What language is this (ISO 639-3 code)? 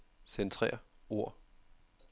dan